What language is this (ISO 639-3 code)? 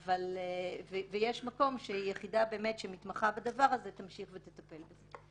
heb